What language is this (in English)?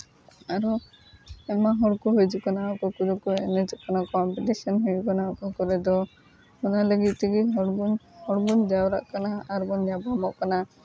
Santali